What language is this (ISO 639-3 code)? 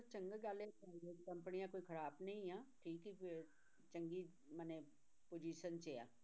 pan